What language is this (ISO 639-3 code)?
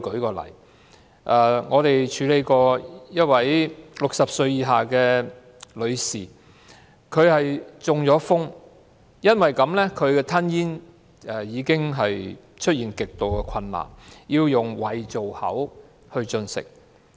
yue